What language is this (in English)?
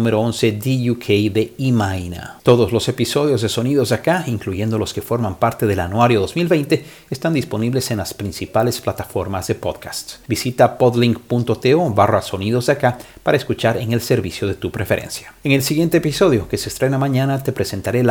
Spanish